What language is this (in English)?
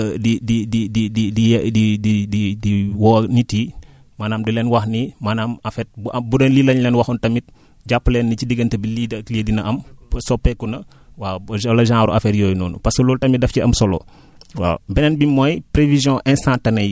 Wolof